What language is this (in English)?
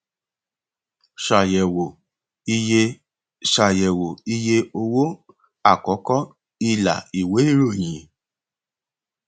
Yoruba